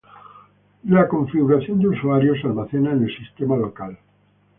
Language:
Spanish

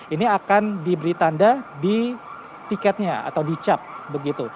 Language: Indonesian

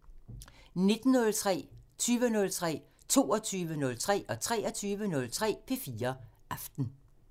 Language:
Danish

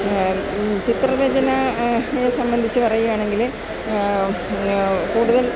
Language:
Malayalam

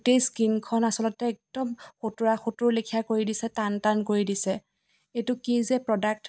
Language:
Assamese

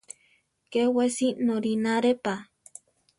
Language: Central Tarahumara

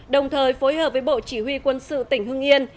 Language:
Vietnamese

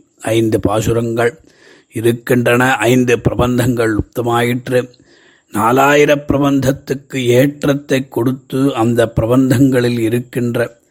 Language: Tamil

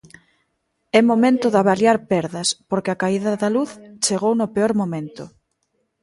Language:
Galician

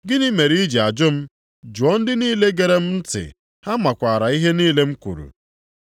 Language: Igbo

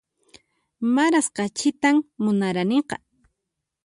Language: Puno Quechua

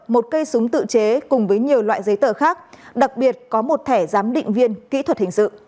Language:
Vietnamese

